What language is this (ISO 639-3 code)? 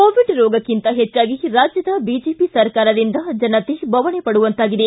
kan